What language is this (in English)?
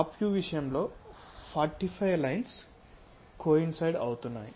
Telugu